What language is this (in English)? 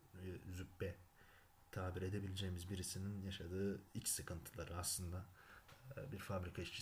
Turkish